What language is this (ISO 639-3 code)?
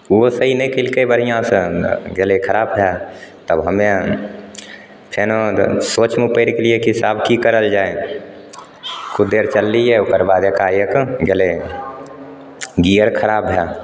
mai